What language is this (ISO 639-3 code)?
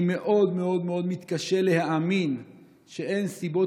heb